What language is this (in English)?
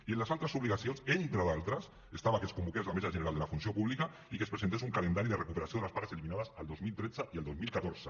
Catalan